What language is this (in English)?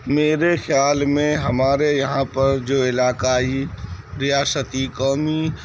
Urdu